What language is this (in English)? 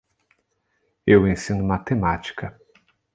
Portuguese